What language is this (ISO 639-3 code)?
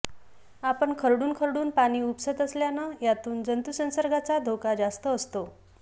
mar